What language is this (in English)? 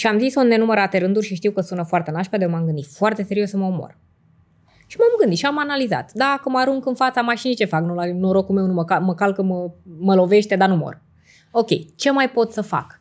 Romanian